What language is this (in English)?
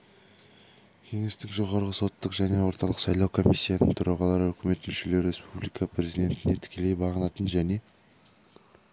Kazakh